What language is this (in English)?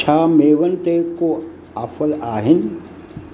Sindhi